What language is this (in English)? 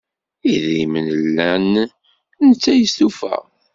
Kabyle